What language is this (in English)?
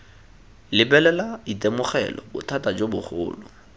Tswana